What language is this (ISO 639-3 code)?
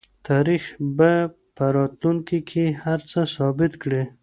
pus